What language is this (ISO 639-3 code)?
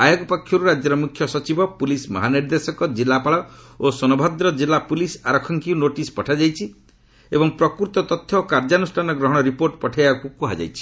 ori